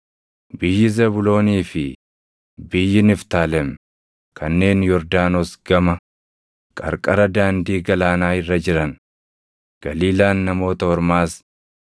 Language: Oromo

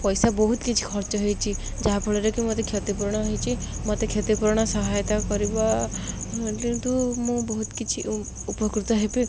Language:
Odia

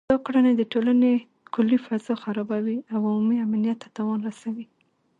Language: Pashto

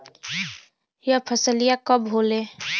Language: Bhojpuri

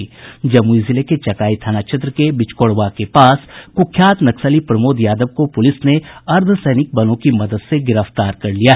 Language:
Hindi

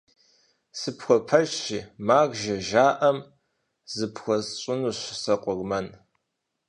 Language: Kabardian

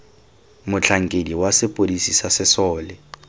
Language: Tswana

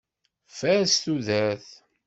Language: Kabyle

